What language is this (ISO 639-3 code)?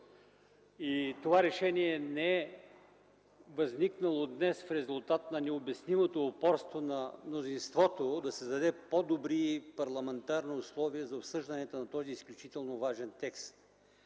bul